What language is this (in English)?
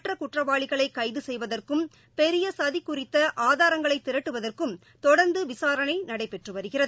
Tamil